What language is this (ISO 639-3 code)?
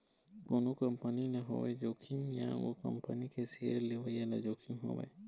hne